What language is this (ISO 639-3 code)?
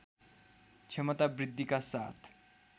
nep